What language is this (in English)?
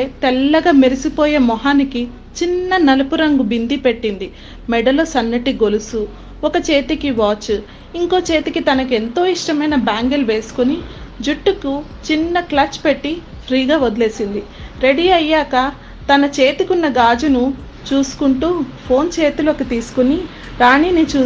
Telugu